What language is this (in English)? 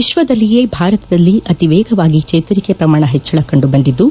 Kannada